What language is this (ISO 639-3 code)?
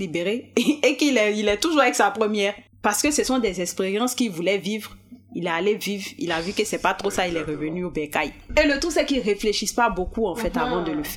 fra